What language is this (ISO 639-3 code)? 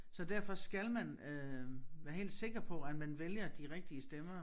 dan